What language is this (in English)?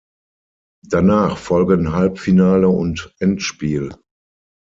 German